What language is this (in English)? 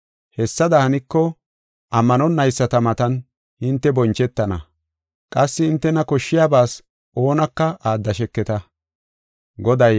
Gofa